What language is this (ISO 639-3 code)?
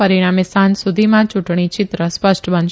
guj